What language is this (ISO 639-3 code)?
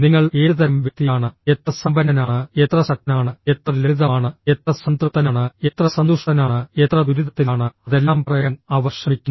mal